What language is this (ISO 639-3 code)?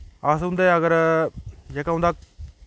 doi